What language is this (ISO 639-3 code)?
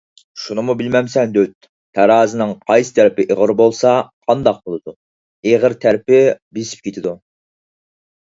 uig